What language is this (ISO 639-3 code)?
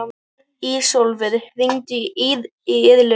isl